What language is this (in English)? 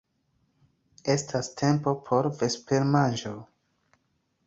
Esperanto